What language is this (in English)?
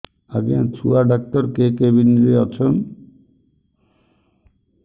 Odia